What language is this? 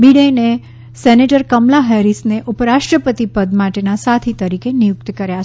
Gujarati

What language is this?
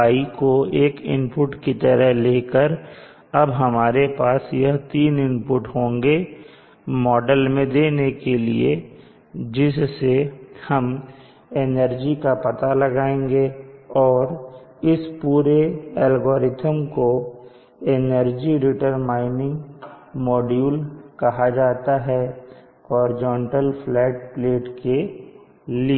Hindi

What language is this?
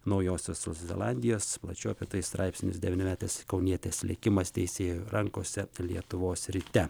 Lithuanian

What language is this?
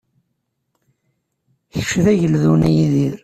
Kabyle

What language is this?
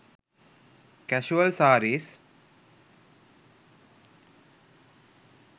Sinhala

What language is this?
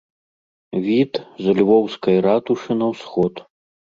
Belarusian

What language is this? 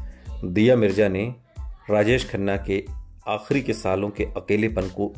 Hindi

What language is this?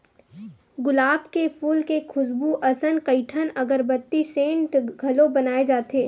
Chhattisgarhi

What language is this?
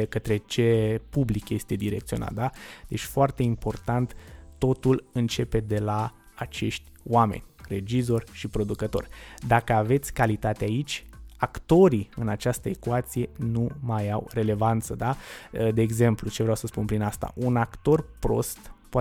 Romanian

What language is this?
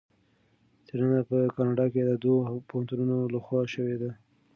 Pashto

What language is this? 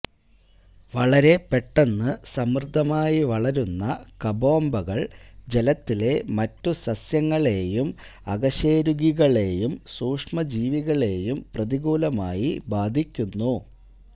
Malayalam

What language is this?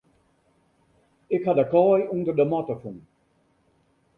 Western Frisian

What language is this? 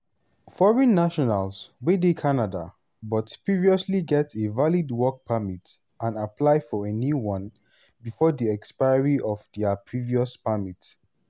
Nigerian Pidgin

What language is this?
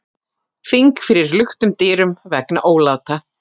Icelandic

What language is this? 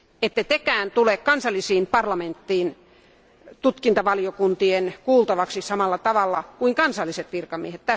Finnish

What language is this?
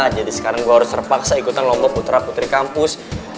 Indonesian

